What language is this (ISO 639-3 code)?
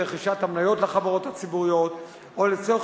heb